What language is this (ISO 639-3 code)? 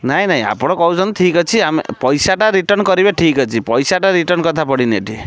ori